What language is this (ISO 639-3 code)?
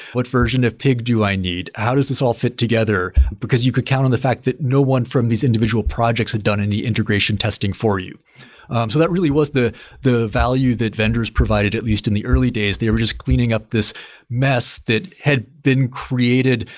eng